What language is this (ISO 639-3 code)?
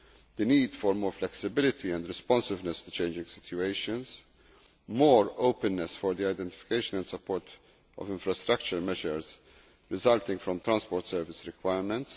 eng